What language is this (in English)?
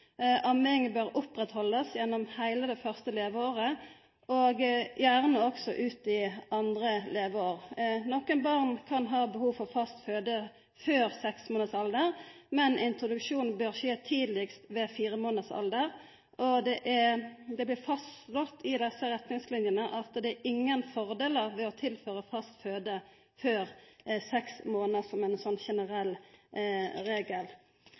Norwegian Nynorsk